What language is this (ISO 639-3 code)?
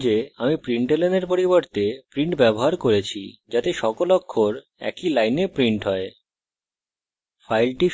ben